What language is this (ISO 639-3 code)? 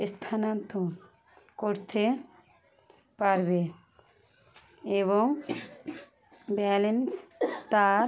ben